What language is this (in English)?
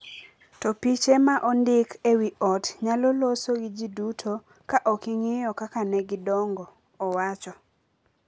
Luo (Kenya and Tanzania)